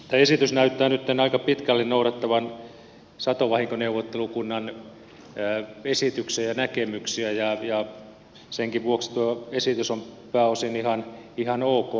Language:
Finnish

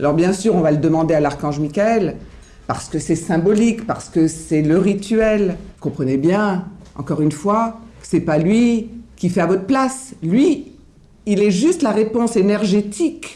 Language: French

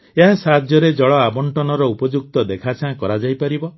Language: Odia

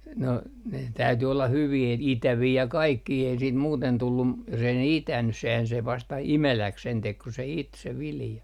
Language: Finnish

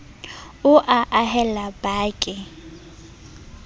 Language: Southern Sotho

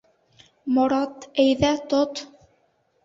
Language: Bashkir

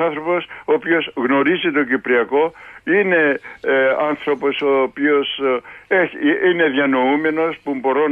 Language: Greek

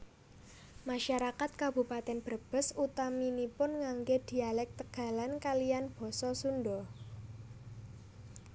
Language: Javanese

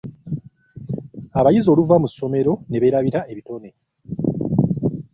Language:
Ganda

